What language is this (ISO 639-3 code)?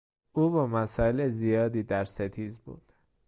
fas